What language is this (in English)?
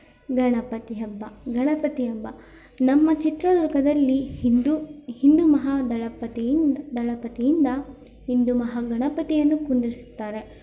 Kannada